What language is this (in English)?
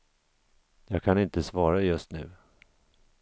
Swedish